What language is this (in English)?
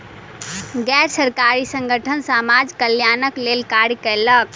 Maithili